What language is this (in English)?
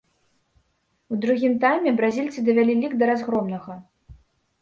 Belarusian